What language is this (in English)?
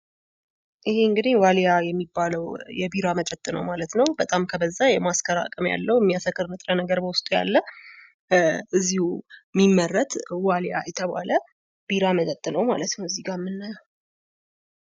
Amharic